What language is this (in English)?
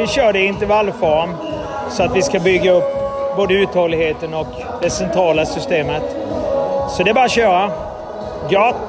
Swedish